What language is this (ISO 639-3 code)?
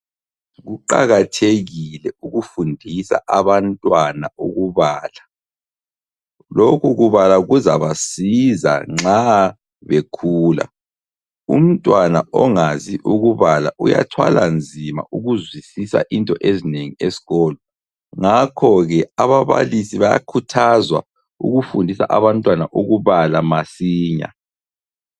nde